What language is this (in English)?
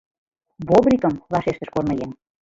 Mari